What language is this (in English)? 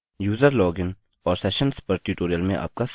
Hindi